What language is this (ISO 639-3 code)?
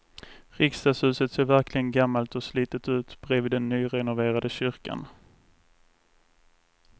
swe